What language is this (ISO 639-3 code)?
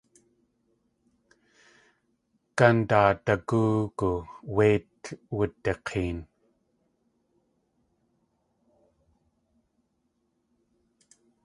tli